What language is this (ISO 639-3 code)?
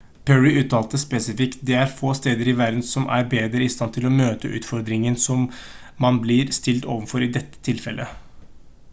nob